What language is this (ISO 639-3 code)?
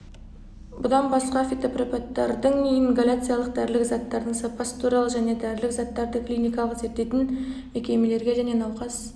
kaz